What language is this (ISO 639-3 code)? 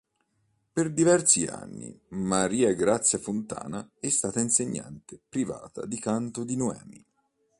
ita